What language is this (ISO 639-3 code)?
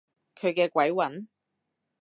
yue